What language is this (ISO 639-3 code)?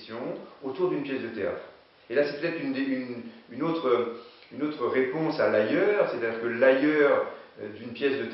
fra